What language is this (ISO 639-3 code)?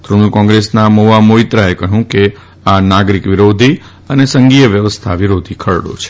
guj